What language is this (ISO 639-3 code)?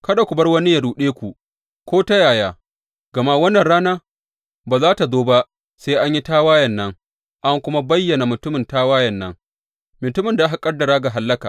hau